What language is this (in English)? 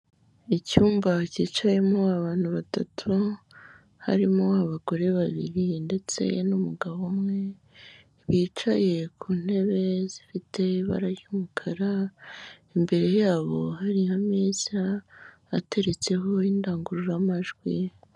Kinyarwanda